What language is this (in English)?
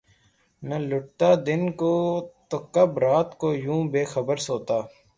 Urdu